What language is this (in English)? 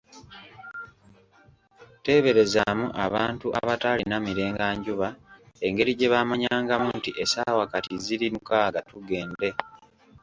Ganda